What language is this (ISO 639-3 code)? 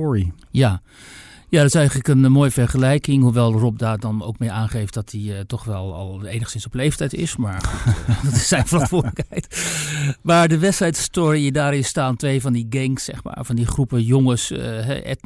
nld